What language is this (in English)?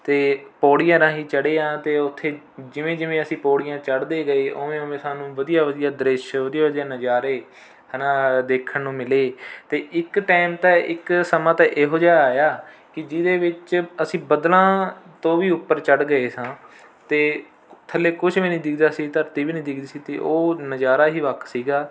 Punjabi